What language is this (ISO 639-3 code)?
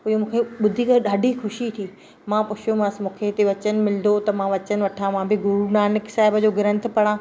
snd